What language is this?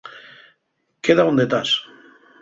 Asturian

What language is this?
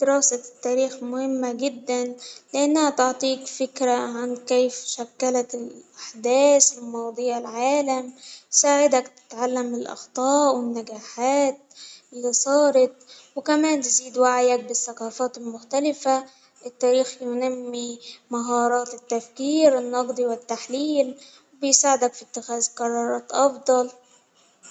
Hijazi Arabic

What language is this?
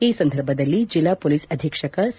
Kannada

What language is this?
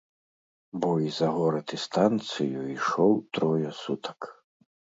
Belarusian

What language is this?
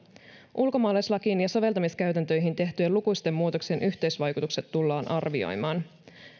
Finnish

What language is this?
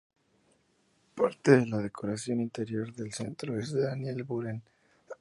Spanish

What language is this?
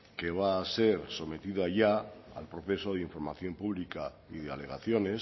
Spanish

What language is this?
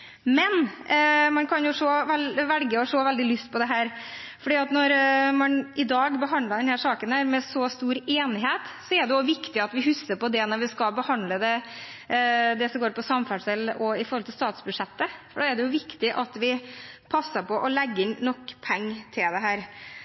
Norwegian Bokmål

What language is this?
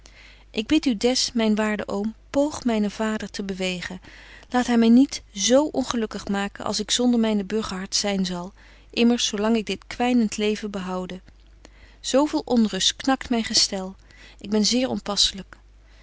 Dutch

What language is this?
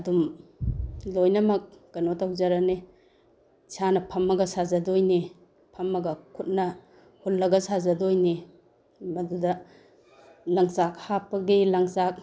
Manipuri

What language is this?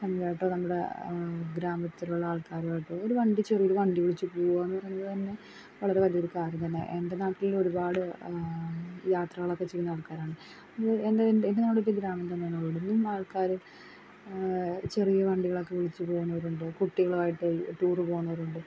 Malayalam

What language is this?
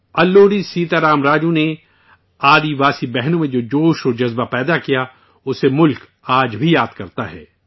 Urdu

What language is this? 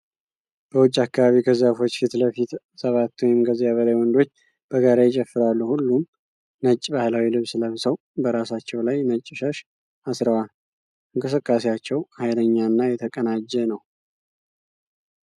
Amharic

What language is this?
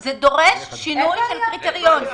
Hebrew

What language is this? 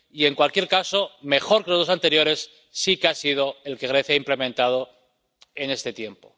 Spanish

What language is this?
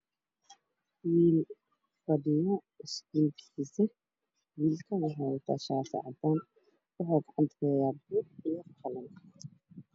Somali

